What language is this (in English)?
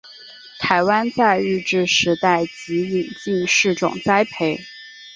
Chinese